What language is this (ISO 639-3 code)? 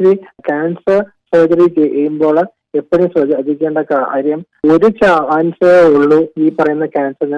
mal